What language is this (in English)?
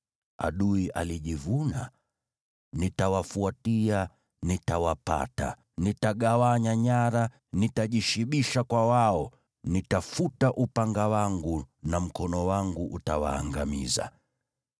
Swahili